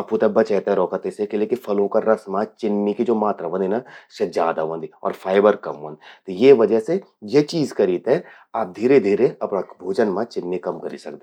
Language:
Garhwali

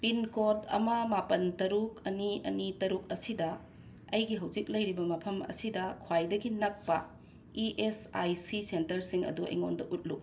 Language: Manipuri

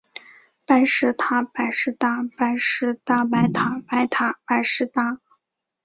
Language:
Chinese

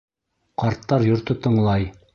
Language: Bashkir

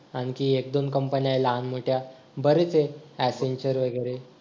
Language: Marathi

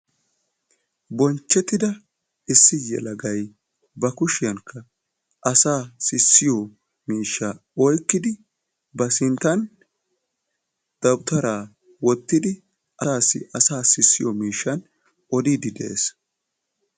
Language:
Wolaytta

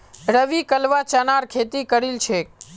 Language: Magahi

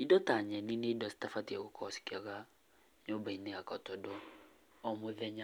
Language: Kikuyu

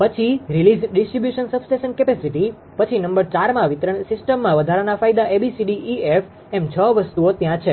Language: Gujarati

